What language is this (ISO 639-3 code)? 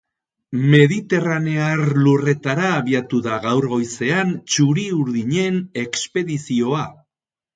eus